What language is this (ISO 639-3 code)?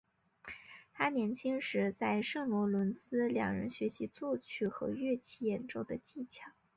zho